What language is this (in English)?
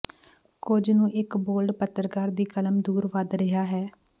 Punjabi